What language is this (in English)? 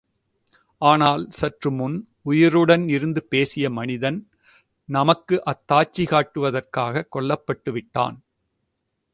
Tamil